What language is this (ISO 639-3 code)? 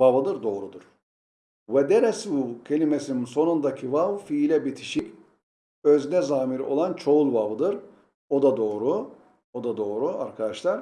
tur